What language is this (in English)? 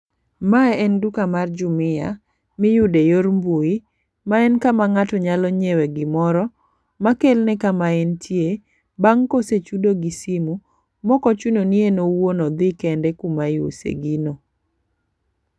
Luo (Kenya and Tanzania)